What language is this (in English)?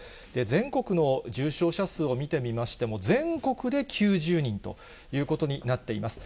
Japanese